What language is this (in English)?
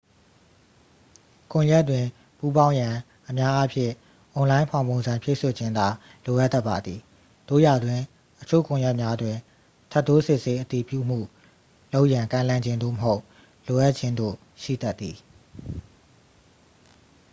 Burmese